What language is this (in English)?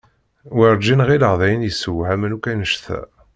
Kabyle